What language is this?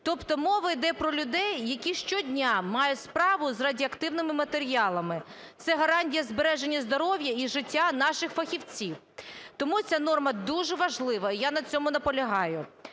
Ukrainian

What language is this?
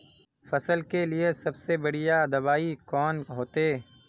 Magahi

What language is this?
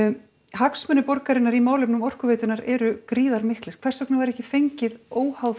Icelandic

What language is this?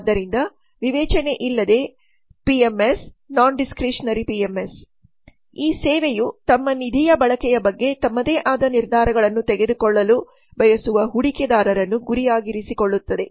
Kannada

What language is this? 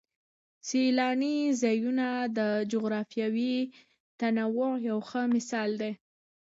Pashto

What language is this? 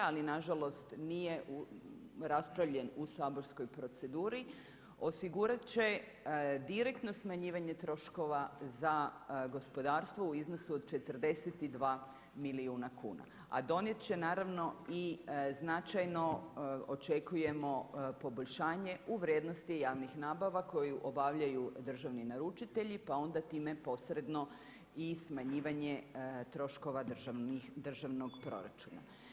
Croatian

